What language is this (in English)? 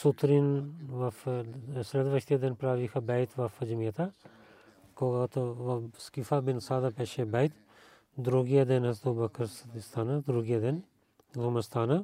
Bulgarian